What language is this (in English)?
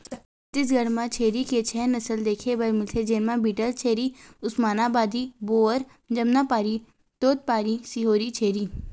Chhattisgarhi